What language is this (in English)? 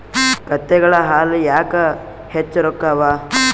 Kannada